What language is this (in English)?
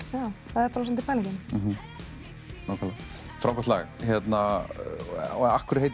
Icelandic